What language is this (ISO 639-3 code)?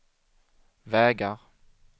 swe